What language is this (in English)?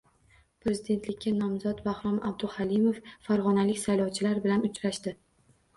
Uzbek